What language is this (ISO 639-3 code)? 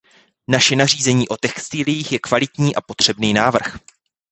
ces